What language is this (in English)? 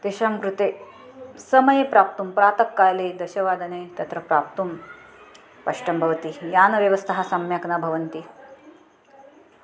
Sanskrit